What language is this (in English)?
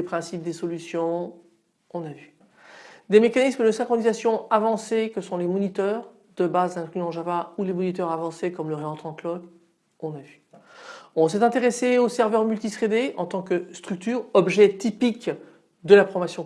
French